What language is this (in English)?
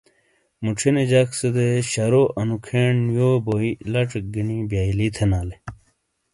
Shina